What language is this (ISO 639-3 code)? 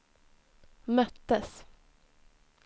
swe